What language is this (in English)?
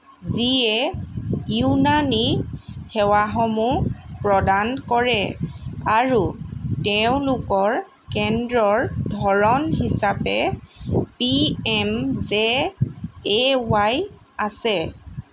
Assamese